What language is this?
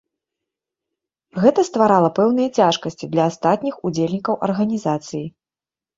Belarusian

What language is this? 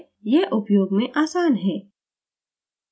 Hindi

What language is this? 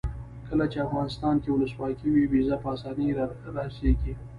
Pashto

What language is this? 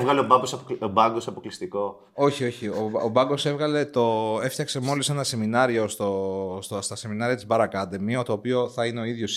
Greek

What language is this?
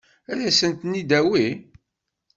Kabyle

